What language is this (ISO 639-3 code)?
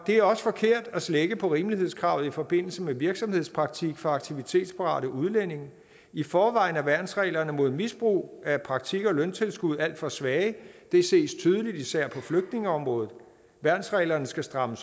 dan